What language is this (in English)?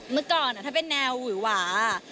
Thai